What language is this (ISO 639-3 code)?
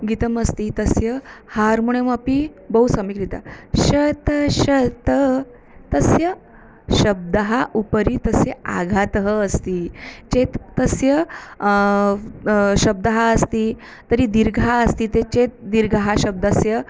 san